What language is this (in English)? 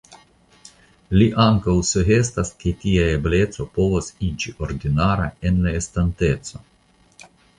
Esperanto